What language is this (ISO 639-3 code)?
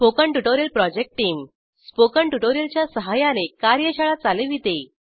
mar